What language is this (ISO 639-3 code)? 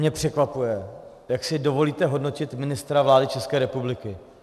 ces